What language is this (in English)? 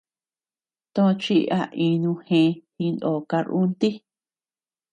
Tepeuxila Cuicatec